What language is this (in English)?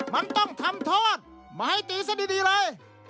Thai